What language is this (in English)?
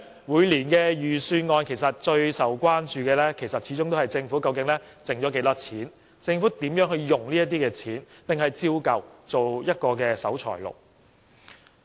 Cantonese